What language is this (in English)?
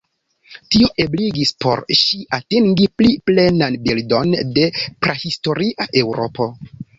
Esperanto